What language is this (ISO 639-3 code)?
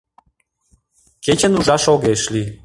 chm